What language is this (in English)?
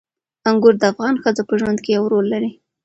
Pashto